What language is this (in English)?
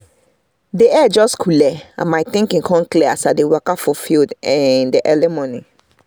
Nigerian Pidgin